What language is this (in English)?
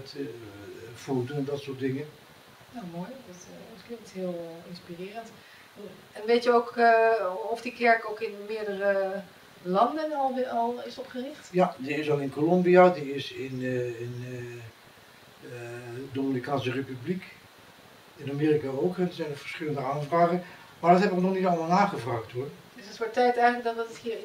Dutch